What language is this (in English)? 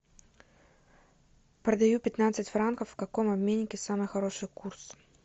Russian